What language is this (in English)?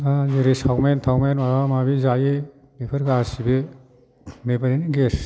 Bodo